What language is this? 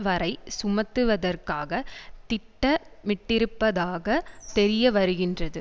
Tamil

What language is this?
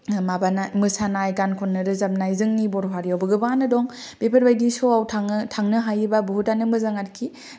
Bodo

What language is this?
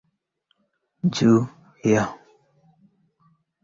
Swahili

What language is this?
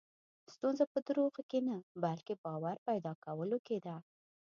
Pashto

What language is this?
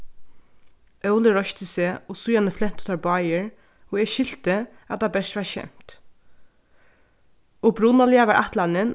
Faroese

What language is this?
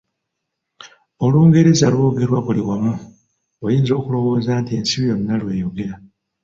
Ganda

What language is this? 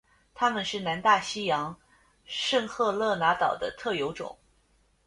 Chinese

